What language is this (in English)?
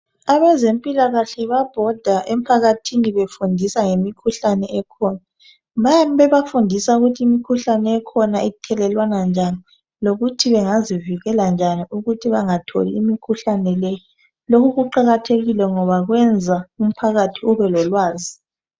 North Ndebele